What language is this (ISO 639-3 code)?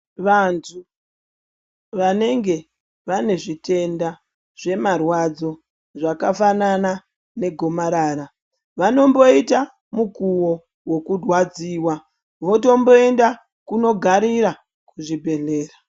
ndc